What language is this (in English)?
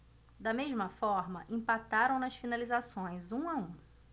Portuguese